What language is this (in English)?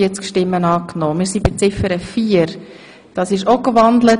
Swiss German